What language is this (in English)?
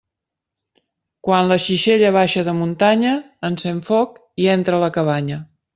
Catalan